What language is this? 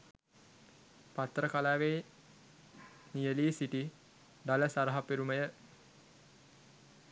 Sinhala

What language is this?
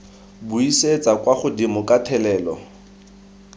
Tswana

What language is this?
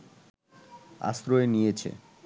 Bangla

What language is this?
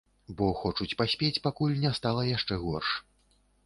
Belarusian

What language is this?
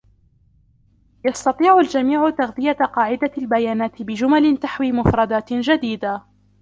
Arabic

